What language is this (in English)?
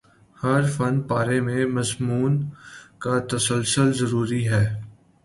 Urdu